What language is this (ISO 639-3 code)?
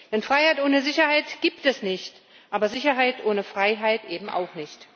deu